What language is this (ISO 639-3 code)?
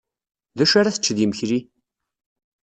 kab